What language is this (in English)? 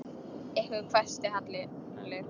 Icelandic